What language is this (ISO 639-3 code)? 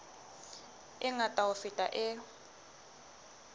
sot